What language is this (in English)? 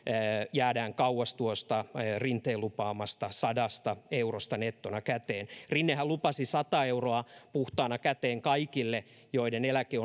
Finnish